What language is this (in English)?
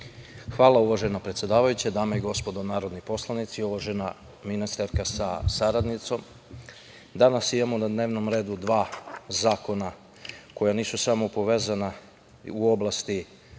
Serbian